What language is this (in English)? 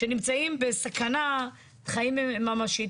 Hebrew